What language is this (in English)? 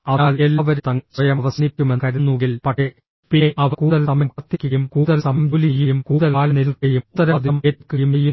Malayalam